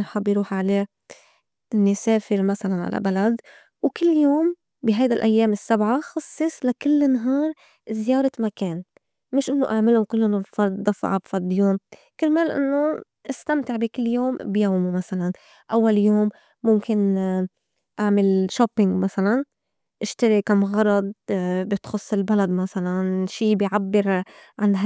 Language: North Levantine Arabic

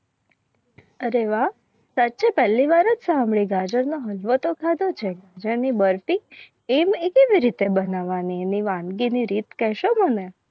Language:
Gujarati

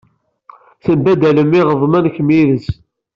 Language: Kabyle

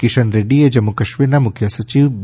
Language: Gujarati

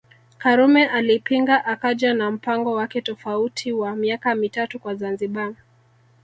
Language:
Swahili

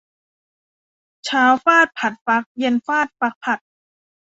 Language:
Thai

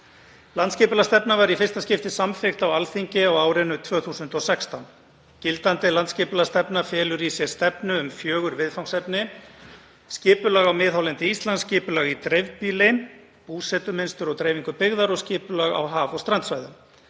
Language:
Icelandic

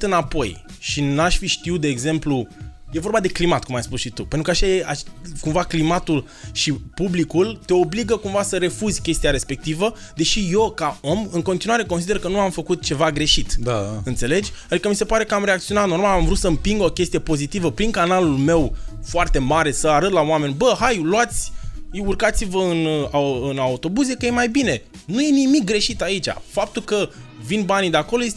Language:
Romanian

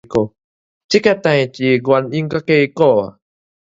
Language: Min Nan Chinese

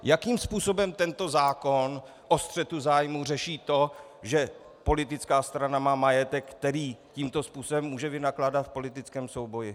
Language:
Czech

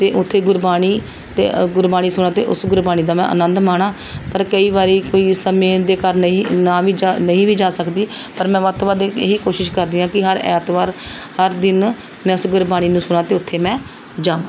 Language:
Punjabi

